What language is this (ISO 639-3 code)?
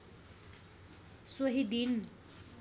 nep